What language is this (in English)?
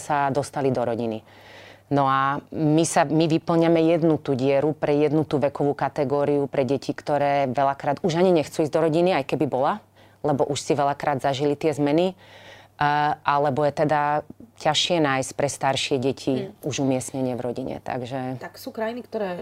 Slovak